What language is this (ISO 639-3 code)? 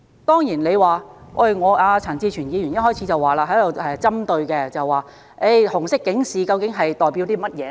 yue